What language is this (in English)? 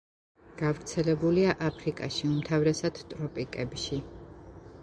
Georgian